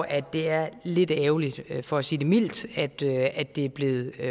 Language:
Danish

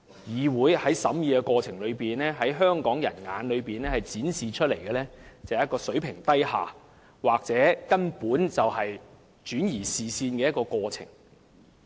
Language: Cantonese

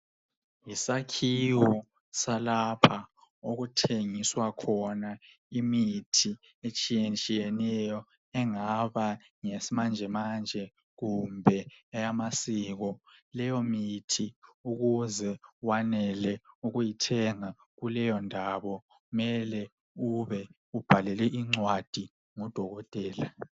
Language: North Ndebele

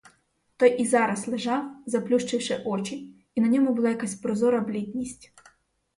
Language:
Ukrainian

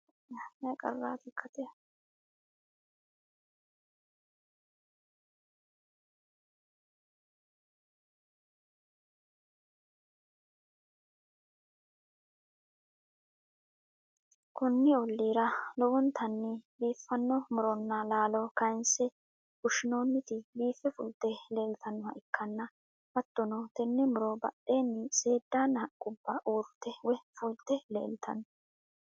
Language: Sidamo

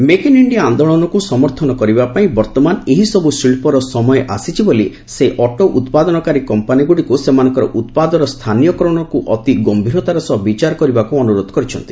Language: Odia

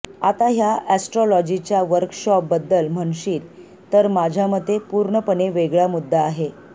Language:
Marathi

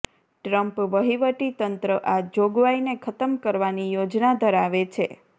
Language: Gujarati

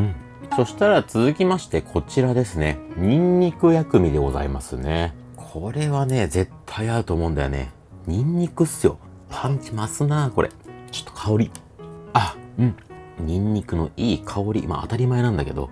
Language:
Japanese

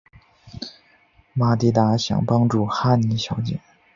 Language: Chinese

